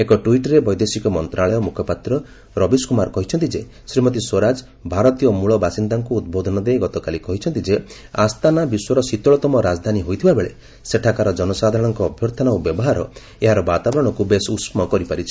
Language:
Odia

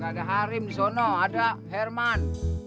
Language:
Indonesian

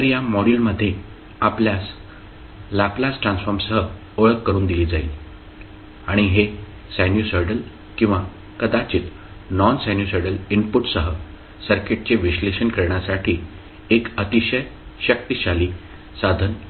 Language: Marathi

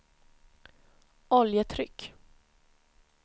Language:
Swedish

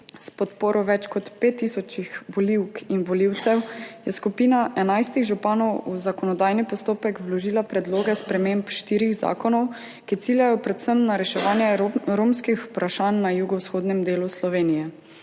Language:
Slovenian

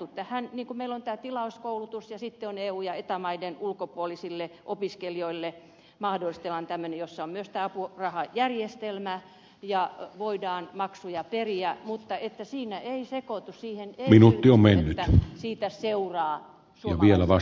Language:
Finnish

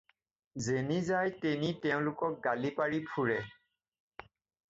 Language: Assamese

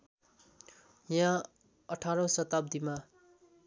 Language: Nepali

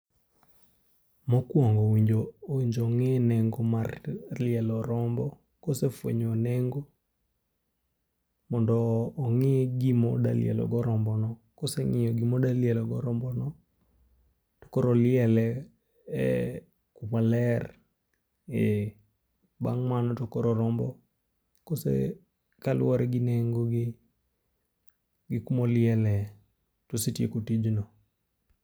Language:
Luo (Kenya and Tanzania)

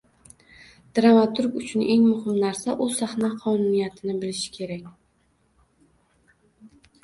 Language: Uzbek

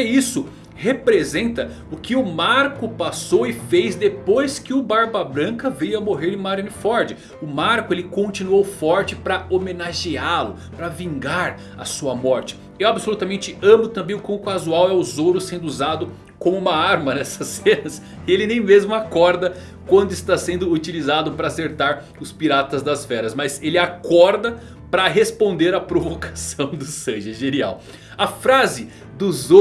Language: Portuguese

